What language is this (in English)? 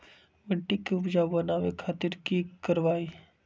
Magahi